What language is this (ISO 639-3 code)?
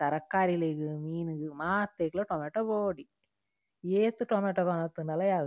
tcy